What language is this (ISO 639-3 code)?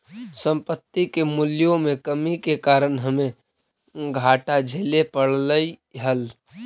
mag